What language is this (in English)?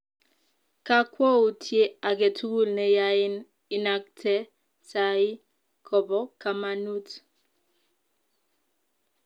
Kalenjin